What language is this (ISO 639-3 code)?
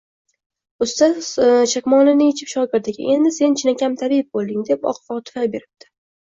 uzb